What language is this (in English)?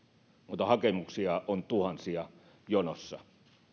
Finnish